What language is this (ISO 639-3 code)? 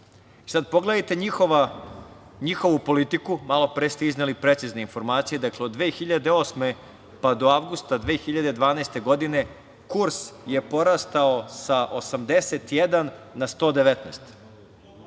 srp